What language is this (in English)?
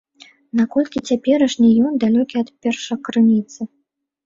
Belarusian